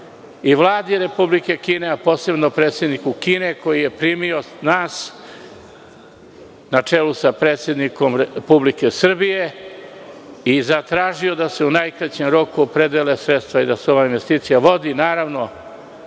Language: Serbian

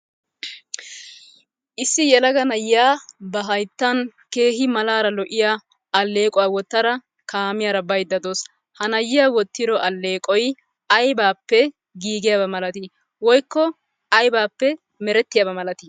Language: Wolaytta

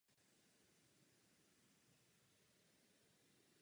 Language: Czech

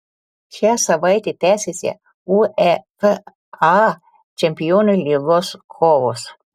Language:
Lithuanian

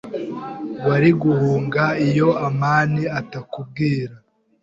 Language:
Kinyarwanda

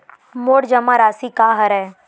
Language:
Chhattisgarhi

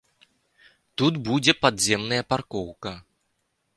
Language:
Belarusian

